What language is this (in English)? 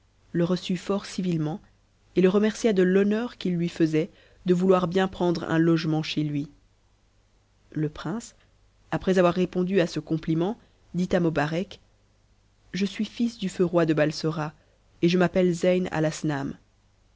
French